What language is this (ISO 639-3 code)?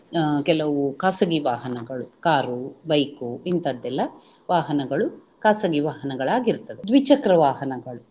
kan